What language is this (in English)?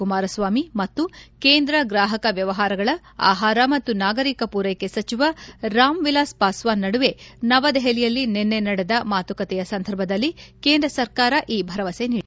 Kannada